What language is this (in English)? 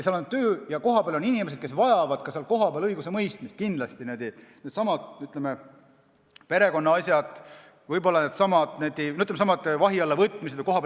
Estonian